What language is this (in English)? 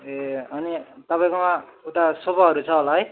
Nepali